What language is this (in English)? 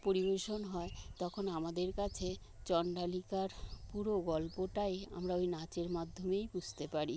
Bangla